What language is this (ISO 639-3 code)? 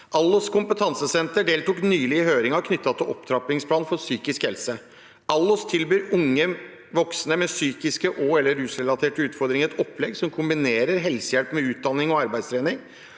nor